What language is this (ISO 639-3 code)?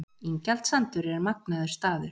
isl